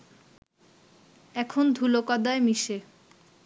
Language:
Bangla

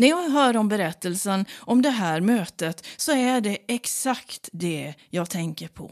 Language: Swedish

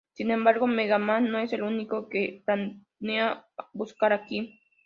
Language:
Spanish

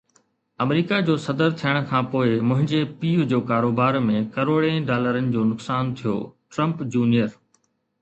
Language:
Sindhi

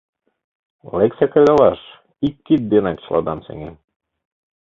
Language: Mari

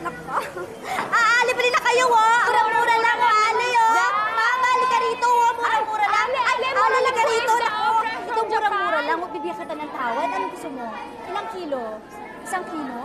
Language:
Filipino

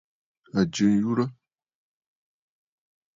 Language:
Bafut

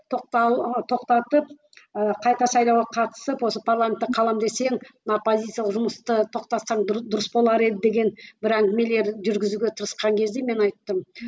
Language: Kazakh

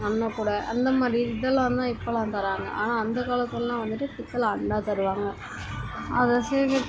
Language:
Tamil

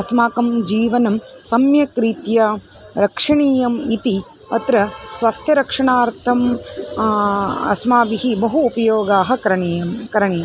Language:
Sanskrit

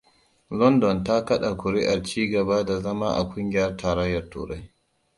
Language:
Hausa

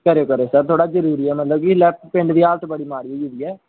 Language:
Dogri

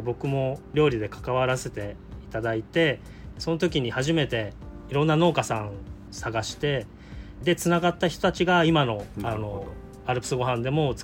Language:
Japanese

